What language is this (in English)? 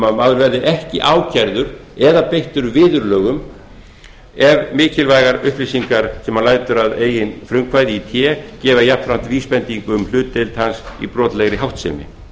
Icelandic